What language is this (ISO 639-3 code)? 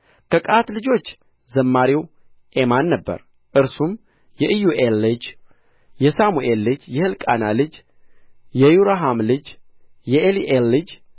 amh